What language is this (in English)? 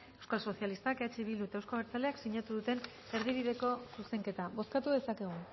Basque